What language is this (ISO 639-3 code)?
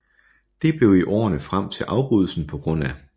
dan